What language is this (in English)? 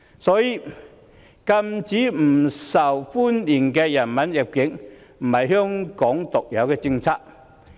Cantonese